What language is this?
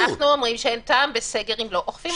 Hebrew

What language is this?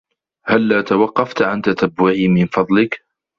Arabic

